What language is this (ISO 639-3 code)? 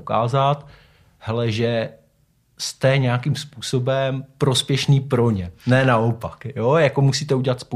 ces